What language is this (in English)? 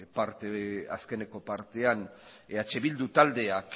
Basque